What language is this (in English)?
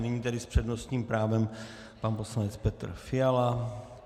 Czech